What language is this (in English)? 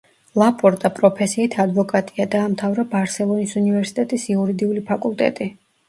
Georgian